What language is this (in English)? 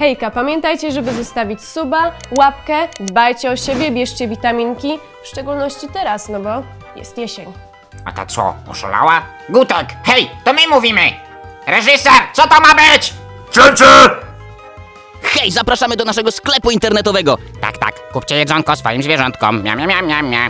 Polish